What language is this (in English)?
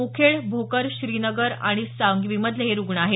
Marathi